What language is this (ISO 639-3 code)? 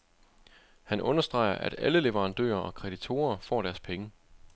dan